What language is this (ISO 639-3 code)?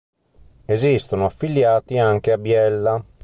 ita